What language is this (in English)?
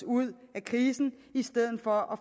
Danish